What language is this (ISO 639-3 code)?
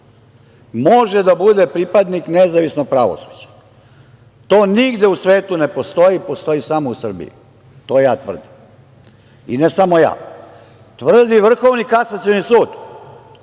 srp